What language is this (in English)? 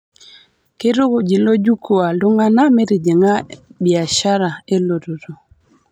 Masai